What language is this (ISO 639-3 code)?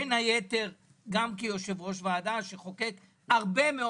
heb